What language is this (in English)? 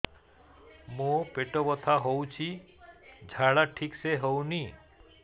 Odia